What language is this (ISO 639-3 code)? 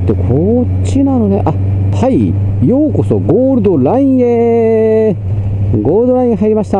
jpn